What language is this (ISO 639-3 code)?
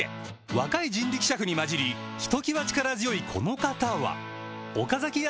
jpn